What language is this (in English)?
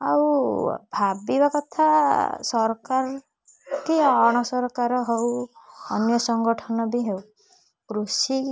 Odia